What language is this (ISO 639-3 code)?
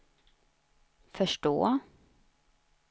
swe